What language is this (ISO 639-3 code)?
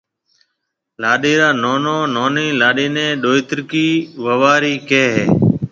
mve